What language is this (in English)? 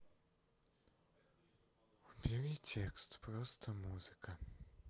Russian